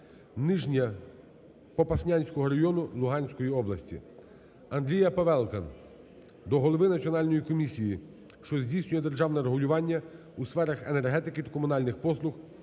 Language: Ukrainian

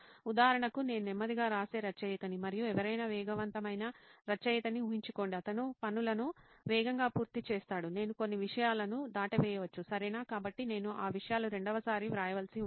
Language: Telugu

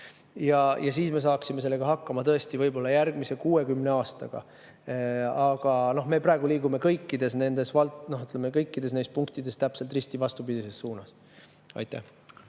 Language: Estonian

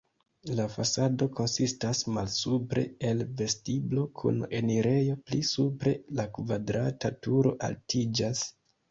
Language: Esperanto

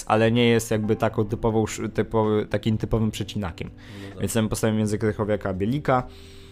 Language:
Polish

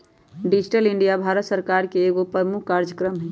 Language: Magahi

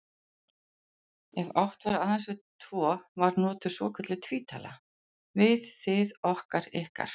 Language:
Icelandic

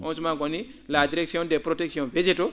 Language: Fula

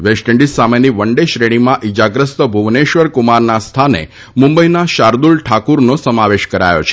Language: Gujarati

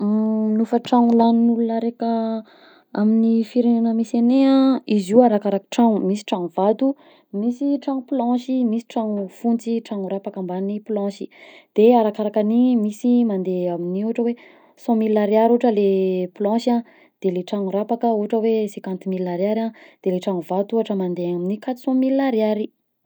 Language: Southern Betsimisaraka Malagasy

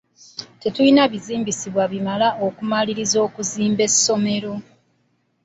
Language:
Ganda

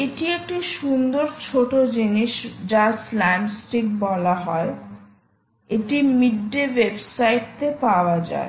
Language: Bangla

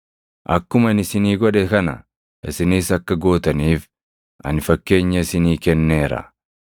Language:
Oromo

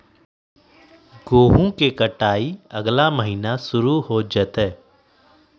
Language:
Magahi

